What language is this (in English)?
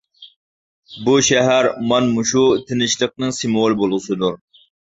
Uyghur